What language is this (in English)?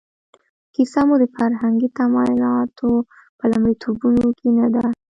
Pashto